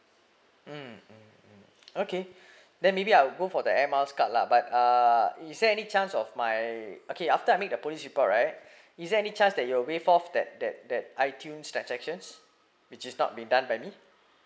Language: English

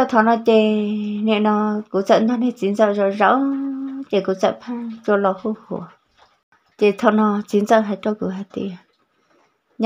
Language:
Vietnamese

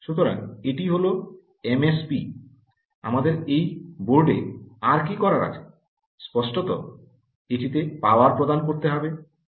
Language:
Bangla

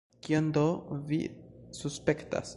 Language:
Esperanto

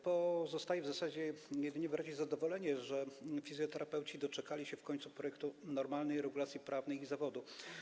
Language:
Polish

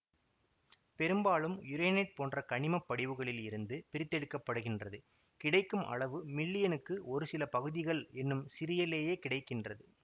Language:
Tamil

